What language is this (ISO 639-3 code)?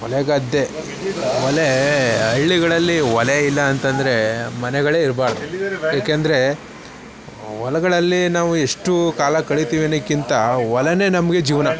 kan